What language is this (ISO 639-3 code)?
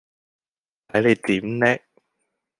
yue